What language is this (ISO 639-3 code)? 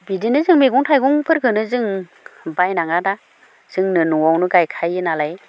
brx